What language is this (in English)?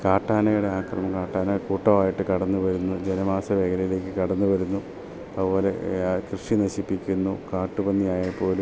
Malayalam